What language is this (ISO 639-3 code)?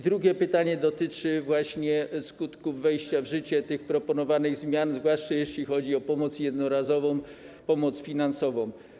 pol